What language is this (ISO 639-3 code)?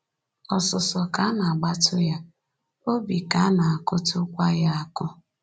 ibo